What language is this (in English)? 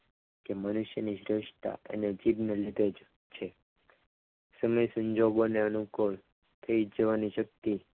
Gujarati